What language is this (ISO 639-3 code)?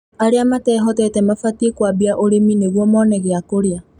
kik